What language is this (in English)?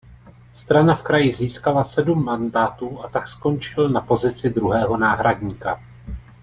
Czech